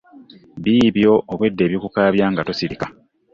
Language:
Ganda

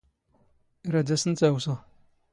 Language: Standard Moroccan Tamazight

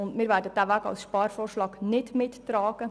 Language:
Swiss German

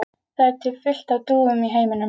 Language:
Icelandic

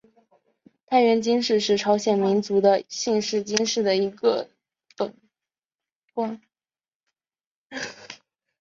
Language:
Chinese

